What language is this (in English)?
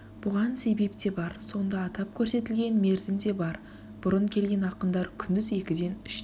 Kazakh